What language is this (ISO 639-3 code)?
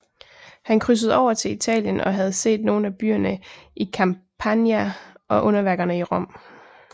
dan